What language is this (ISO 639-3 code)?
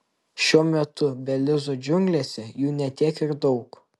lit